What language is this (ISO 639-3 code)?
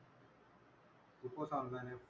mar